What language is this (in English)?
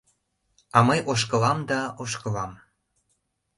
Mari